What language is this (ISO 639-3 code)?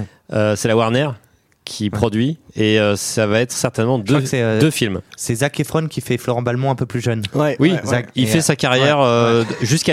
fra